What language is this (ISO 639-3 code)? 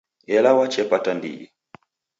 dav